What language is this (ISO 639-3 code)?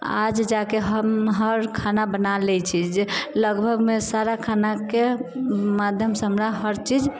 mai